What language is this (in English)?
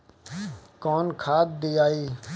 Bhojpuri